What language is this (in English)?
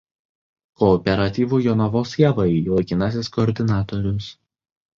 Lithuanian